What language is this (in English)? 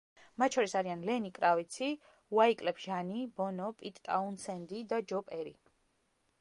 Georgian